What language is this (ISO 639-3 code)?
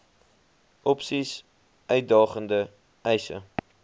afr